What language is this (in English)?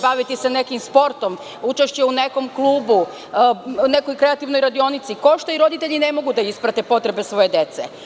Serbian